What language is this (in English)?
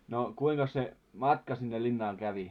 Finnish